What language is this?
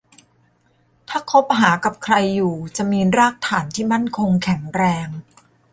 Thai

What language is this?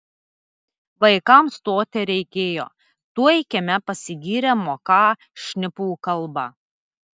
Lithuanian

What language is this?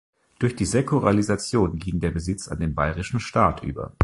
German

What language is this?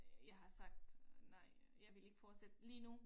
Danish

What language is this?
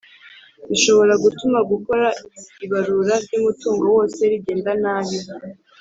Kinyarwanda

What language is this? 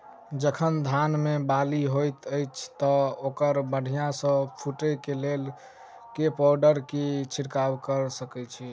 Maithili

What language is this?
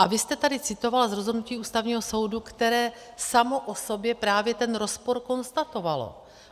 Czech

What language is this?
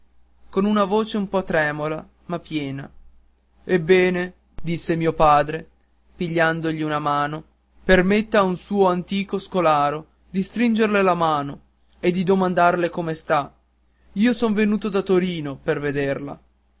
Italian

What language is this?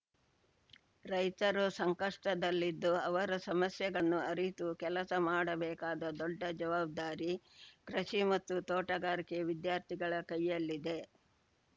Kannada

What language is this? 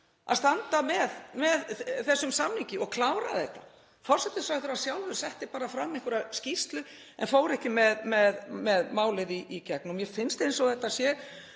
Icelandic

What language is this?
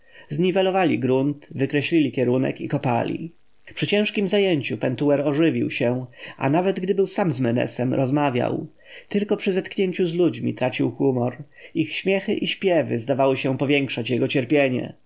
Polish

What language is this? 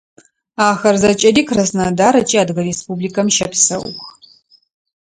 Adyghe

